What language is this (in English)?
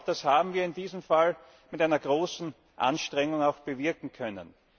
German